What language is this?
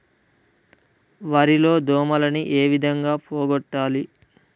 Telugu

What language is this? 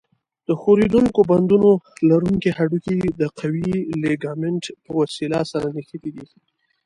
Pashto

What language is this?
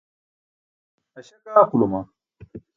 Burushaski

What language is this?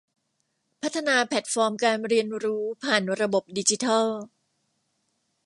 Thai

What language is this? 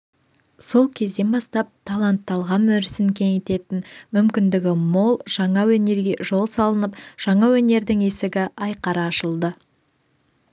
Kazakh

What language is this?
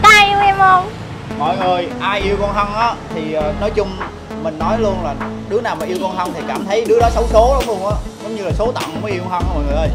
Vietnamese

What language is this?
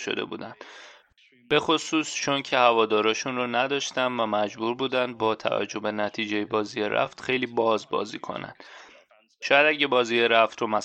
Persian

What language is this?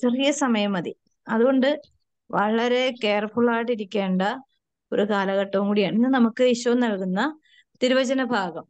Malayalam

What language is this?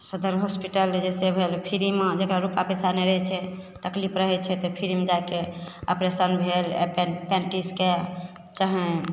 Maithili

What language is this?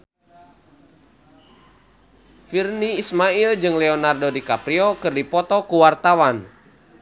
Sundanese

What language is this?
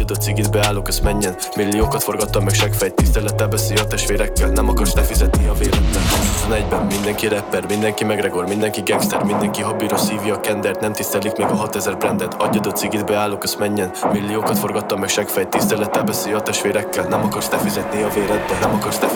Hungarian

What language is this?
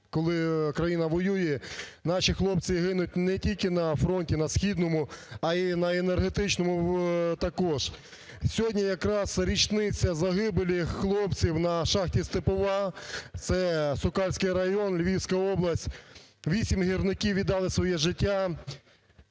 Ukrainian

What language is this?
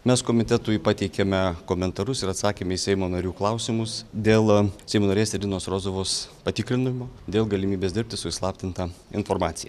Lithuanian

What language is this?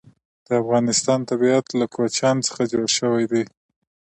Pashto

